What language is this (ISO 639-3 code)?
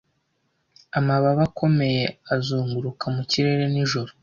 kin